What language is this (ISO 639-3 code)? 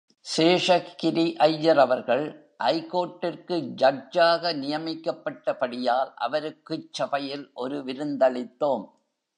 tam